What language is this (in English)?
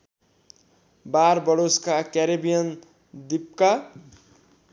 Nepali